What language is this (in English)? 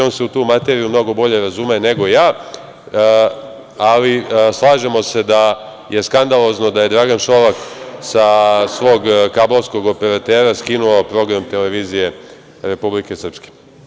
Serbian